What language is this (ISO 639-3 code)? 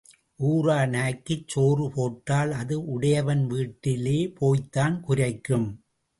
tam